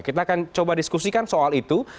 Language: Indonesian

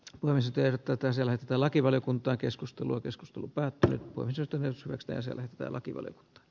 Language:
Finnish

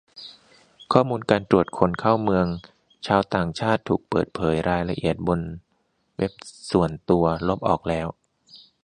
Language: Thai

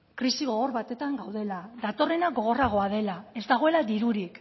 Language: Basque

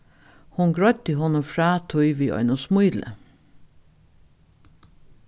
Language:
Faroese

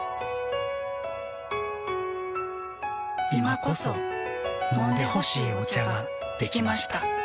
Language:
Japanese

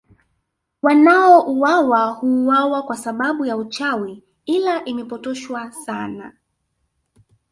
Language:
Swahili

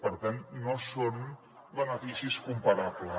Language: Catalan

